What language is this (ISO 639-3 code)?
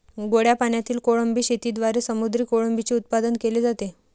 mar